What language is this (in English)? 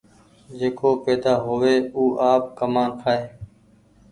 Goaria